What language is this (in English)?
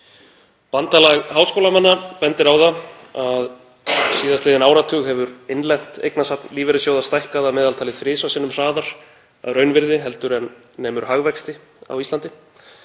Icelandic